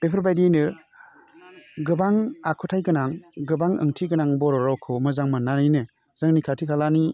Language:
Bodo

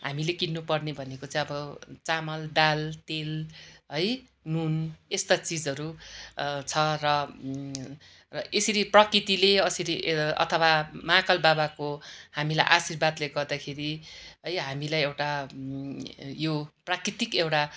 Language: Nepali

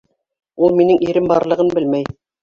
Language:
Bashkir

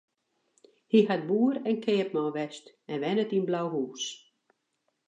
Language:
Western Frisian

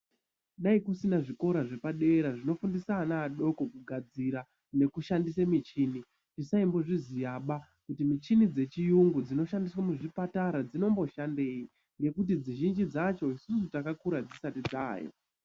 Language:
Ndau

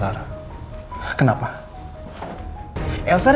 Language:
Indonesian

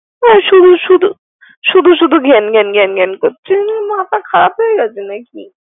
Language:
Bangla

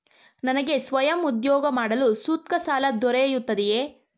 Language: Kannada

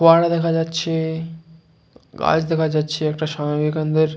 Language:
Bangla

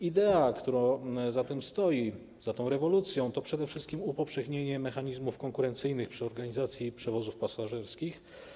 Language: Polish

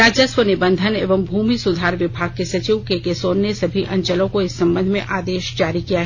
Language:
Hindi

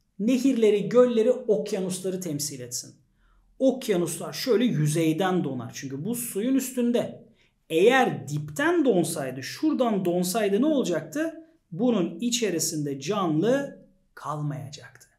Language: Turkish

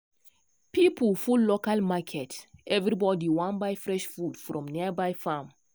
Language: Nigerian Pidgin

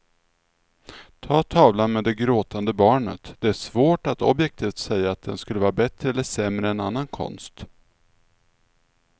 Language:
Swedish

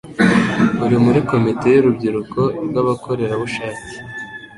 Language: Kinyarwanda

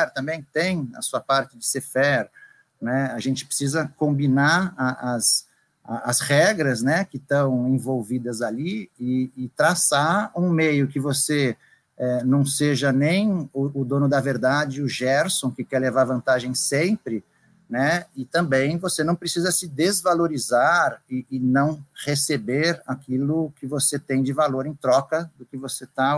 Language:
Portuguese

